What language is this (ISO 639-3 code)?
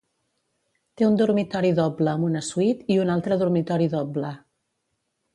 cat